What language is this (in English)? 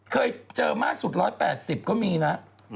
Thai